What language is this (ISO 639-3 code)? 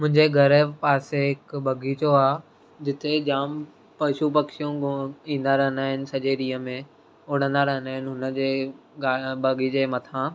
snd